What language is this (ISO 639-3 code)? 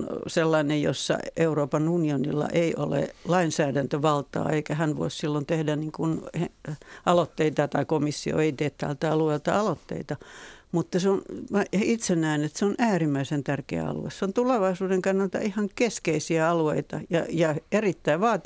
fin